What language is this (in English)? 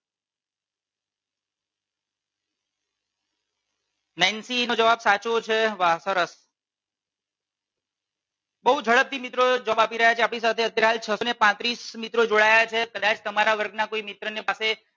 Gujarati